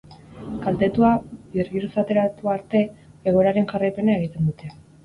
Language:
Basque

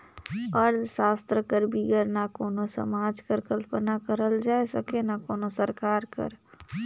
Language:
Chhattisgarhi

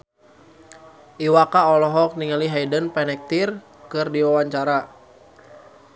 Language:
Sundanese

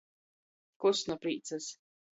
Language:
Latgalian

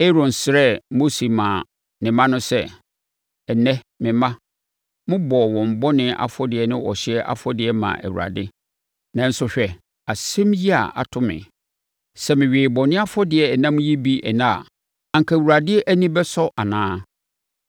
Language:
Akan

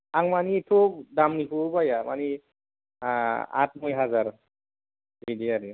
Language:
Bodo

